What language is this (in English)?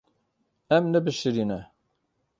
Kurdish